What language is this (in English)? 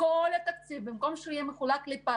Hebrew